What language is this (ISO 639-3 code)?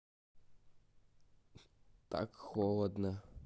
rus